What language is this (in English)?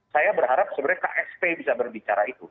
Indonesian